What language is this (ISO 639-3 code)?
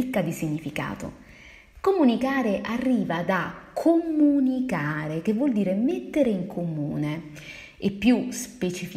ita